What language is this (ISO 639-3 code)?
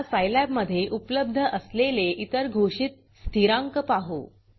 mar